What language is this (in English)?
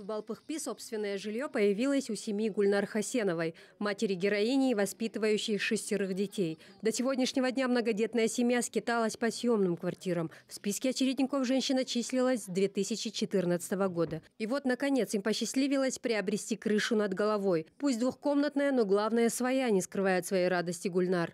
Russian